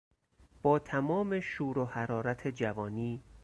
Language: Persian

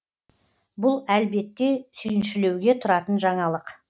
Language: Kazakh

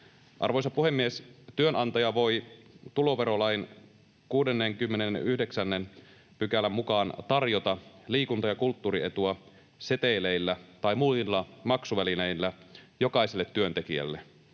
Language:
Finnish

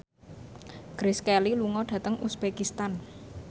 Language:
Javanese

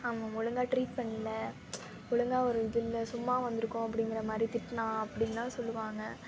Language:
Tamil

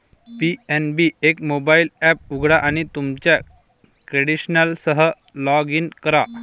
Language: Marathi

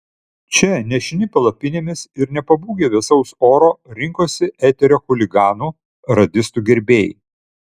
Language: Lithuanian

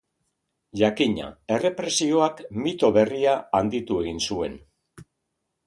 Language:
Basque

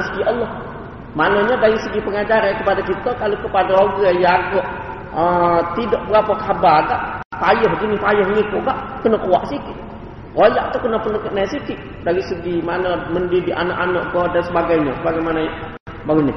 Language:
Malay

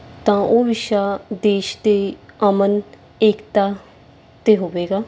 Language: Punjabi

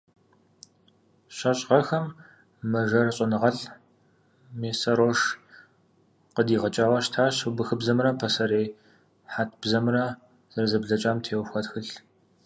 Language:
Kabardian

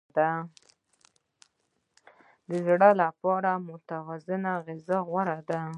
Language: Pashto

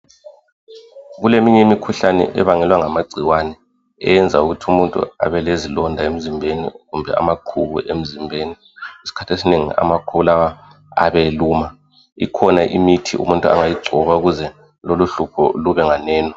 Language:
North Ndebele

